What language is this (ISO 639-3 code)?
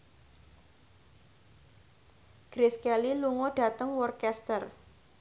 jav